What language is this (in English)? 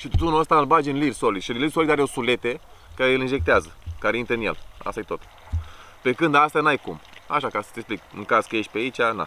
Romanian